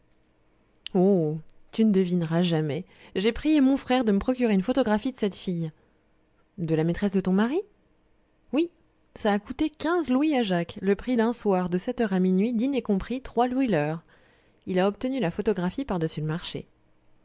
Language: French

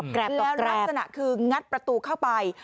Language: Thai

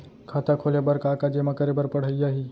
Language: Chhattisgarhi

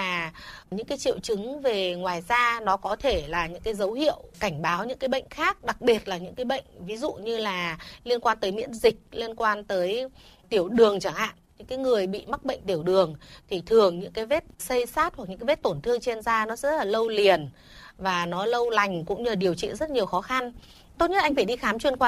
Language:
Vietnamese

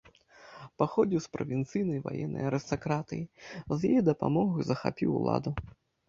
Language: Belarusian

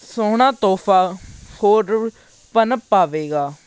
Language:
Punjabi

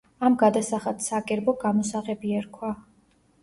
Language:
Georgian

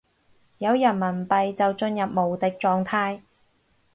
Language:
Cantonese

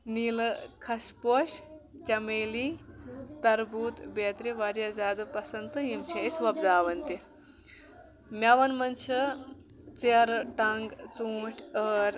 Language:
Kashmiri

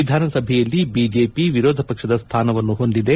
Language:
Kannada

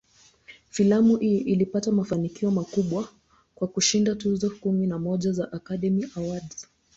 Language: Swahili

